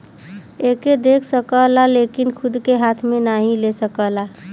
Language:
Bhojpuri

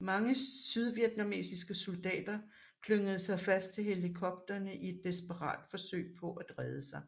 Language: Danish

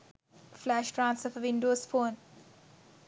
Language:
Sinhala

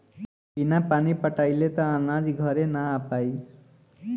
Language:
Bhojpuri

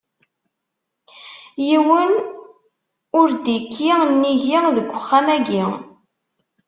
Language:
Kabyle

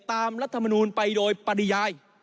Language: Thai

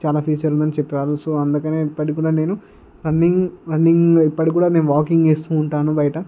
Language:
Telugu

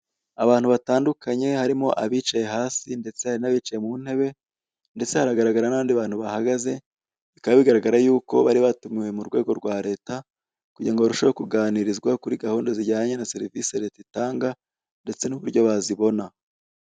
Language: Kinyarwanda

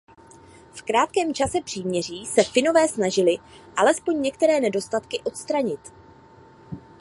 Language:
Czech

